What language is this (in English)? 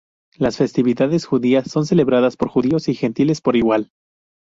Spanish